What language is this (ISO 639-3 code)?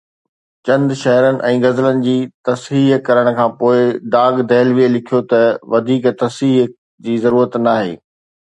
snd